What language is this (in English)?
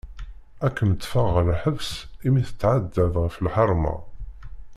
Kabyle